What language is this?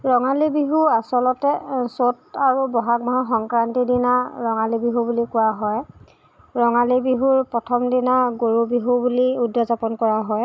Assamese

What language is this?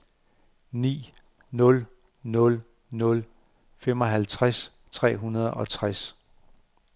Danish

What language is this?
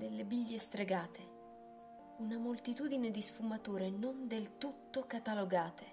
Italian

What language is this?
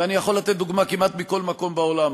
Hebrew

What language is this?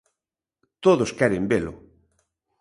Galician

